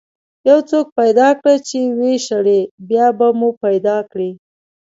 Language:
Pashto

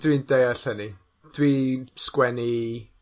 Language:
Welsh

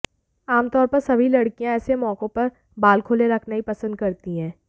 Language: Hindi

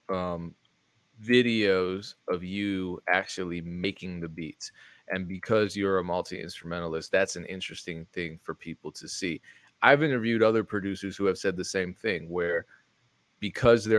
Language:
English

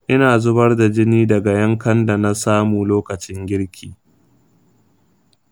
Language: Hausa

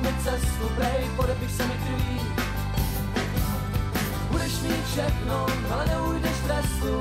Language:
Czech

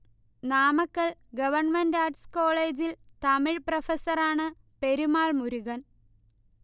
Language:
Malayalam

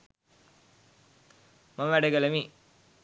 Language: Sinhala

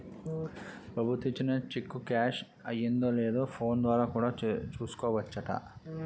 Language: Telugu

